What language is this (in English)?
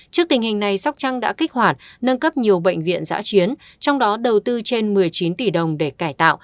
Vietnamese